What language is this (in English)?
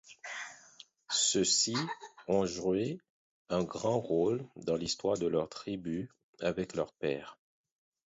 French